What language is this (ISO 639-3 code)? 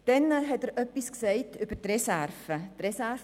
gsw